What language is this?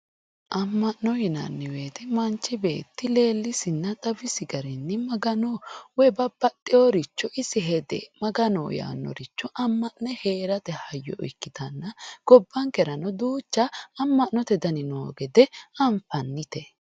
Sidamo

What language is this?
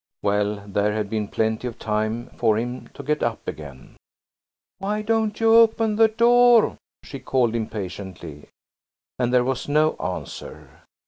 English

